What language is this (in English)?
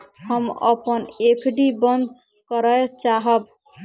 Maithili